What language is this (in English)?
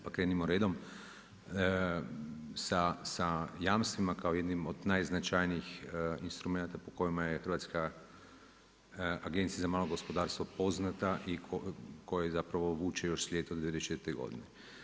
Croatian